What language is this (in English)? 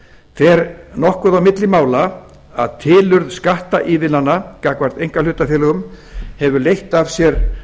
Icelandic